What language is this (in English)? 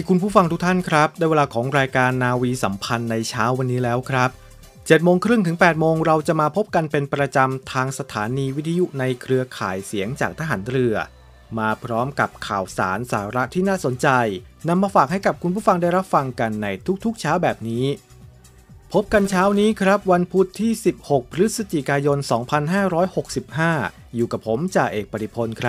Thai